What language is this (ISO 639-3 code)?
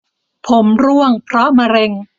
tha